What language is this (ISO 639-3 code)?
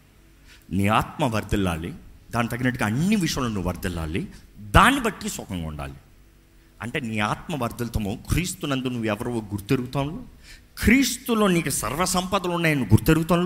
tel